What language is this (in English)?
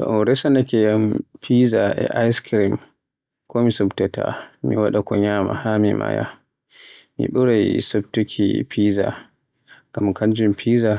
Borgu Fulfulde